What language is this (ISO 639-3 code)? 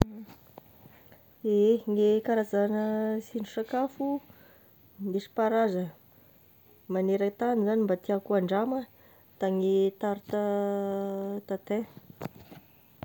tkg